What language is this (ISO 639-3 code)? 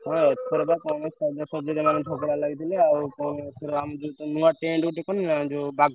ori